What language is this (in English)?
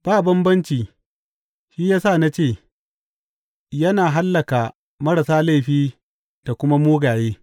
Hausa